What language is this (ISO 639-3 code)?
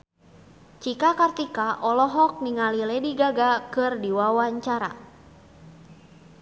sun